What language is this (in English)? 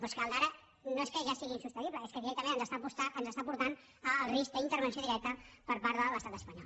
Catalan